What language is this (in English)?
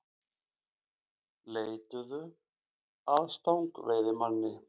Icelandic